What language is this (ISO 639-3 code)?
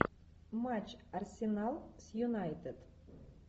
rus